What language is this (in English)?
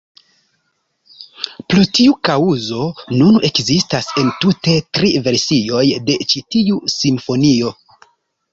Esperanto